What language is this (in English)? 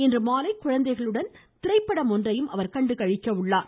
Tamil